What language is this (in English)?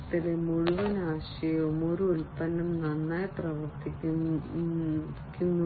Malayalam